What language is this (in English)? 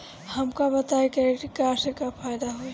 Bhojpuri